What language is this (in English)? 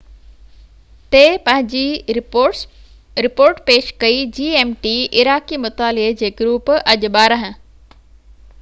Sindhi